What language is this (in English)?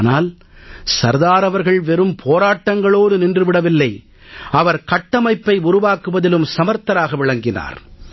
Tamil